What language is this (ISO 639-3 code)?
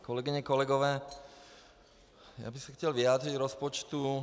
ces